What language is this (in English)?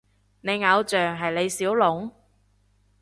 Cantonese